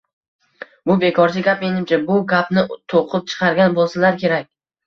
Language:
Uzbek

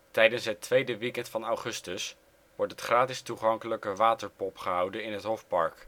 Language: Dutch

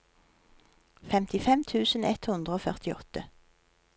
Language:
Norwegian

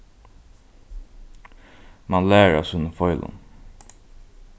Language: Faroese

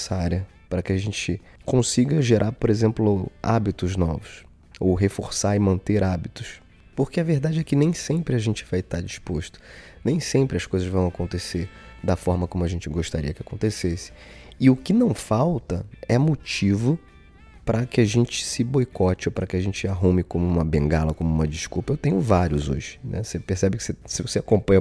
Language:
Portuguese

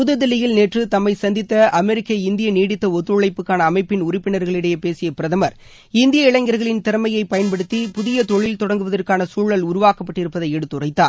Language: Tamil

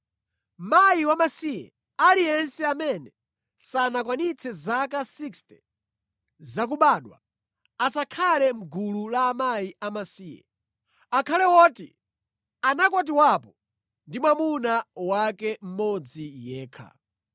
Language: Nyanja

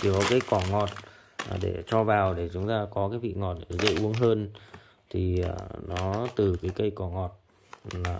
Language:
Vietnamese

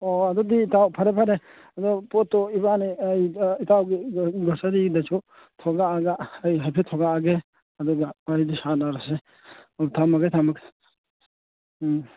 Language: Manipuri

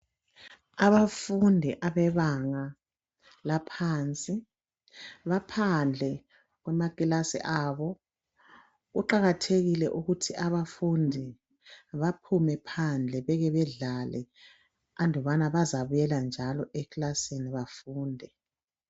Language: North Ndebele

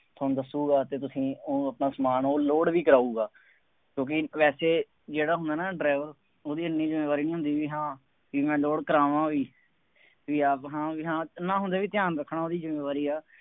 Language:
Punjabi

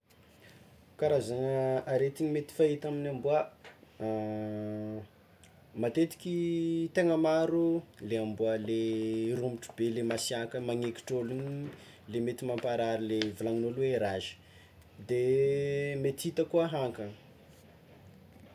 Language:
Tsimihety Malagasy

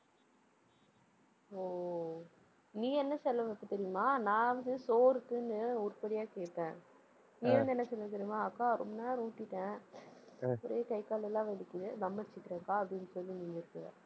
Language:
Tamil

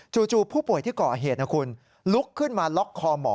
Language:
Thai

